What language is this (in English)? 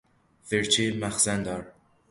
Persian